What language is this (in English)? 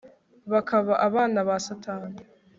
Kinyarwanda